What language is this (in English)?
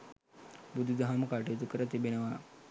Sinhala